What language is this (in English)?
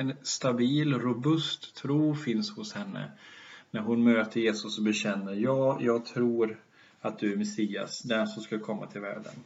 Swedish